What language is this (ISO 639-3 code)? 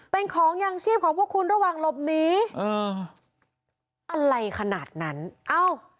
tha